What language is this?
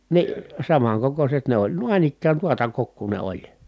Finnish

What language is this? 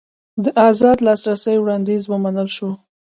Pashto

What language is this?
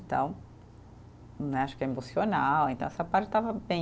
Portuguese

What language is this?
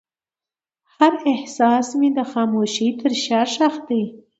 Pashto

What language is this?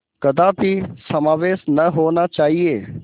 Hindi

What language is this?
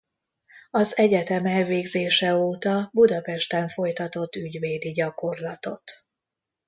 Hungarian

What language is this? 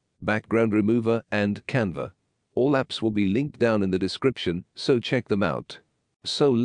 English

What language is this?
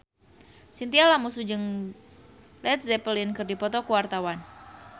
Sundanese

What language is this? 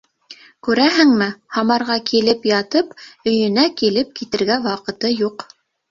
Bashkir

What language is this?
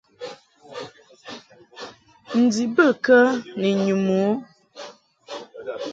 Mungaka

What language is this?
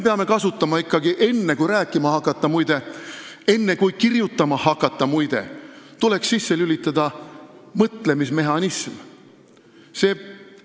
Estonian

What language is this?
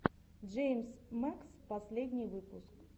Russian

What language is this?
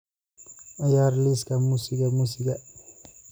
Somali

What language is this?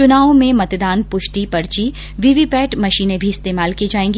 Hindi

